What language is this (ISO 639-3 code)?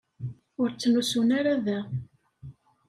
kab